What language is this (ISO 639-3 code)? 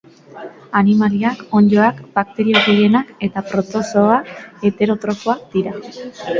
eus